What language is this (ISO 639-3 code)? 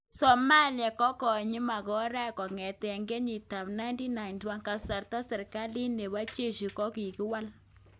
kln